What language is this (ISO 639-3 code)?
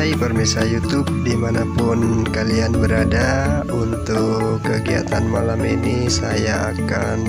ind